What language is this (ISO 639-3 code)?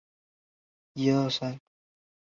zho